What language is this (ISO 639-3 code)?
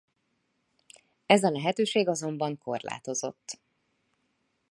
hun